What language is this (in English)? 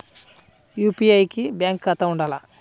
Telugu